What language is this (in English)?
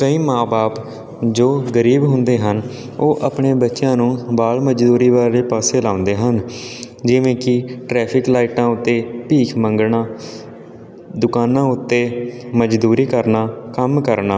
Punjabi